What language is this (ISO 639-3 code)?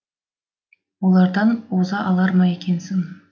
kaz